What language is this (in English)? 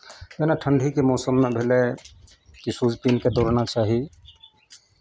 Maithili